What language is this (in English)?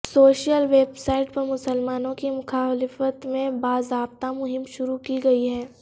Urdu